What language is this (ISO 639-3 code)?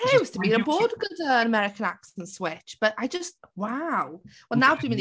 cym